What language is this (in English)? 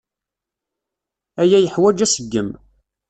Kabyle